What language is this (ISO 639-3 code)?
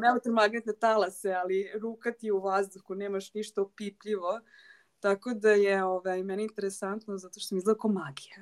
hrv